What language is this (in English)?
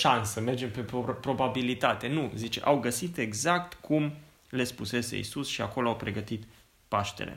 Romanian